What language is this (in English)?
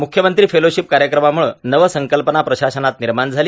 Marathi